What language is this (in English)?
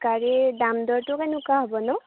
Assamese